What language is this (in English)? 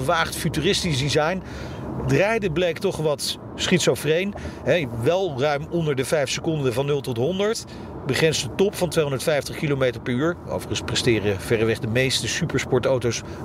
Dutch